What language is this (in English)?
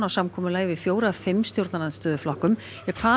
Icelandic